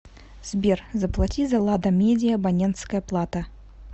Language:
Russian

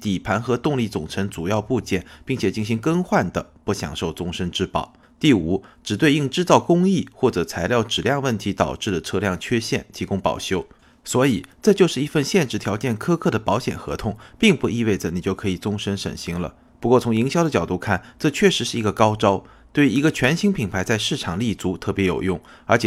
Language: Chinese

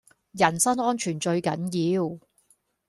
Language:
Cantonese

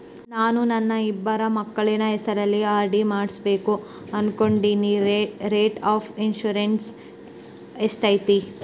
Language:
Kannada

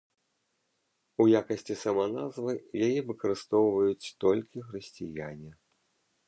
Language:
Belarusian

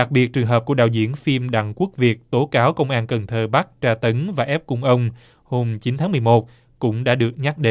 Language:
Vietnamese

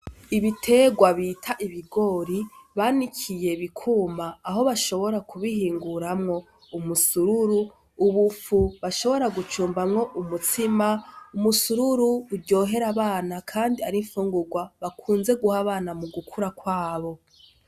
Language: Rundi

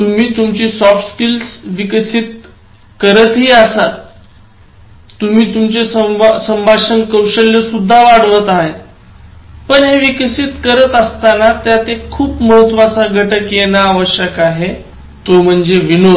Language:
Marathi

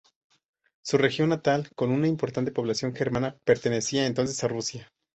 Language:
Spanish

